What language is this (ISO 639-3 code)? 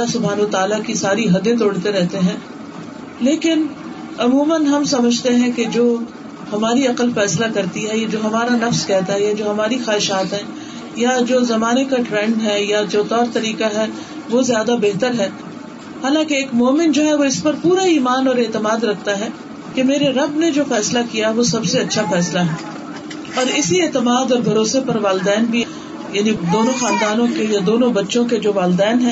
urd